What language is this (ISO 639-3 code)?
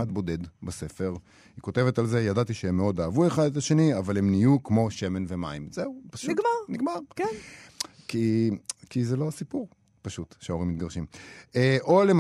heb